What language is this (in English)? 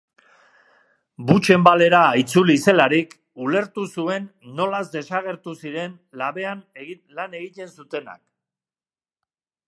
Basque